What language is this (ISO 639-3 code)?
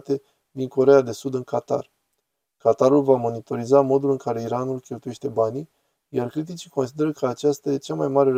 ron